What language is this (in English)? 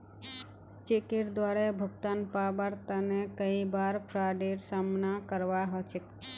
Magahi